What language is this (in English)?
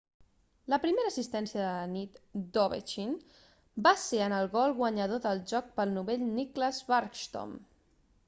Catalan